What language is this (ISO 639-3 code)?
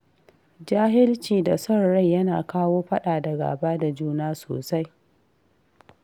hau